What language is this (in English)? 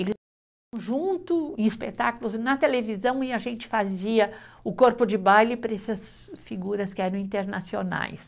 Portuguese